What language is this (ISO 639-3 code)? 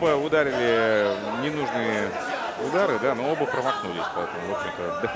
rus